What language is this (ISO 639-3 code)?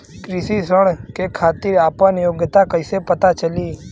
bho